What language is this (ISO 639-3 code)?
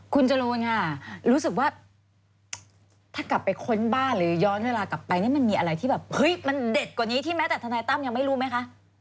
tha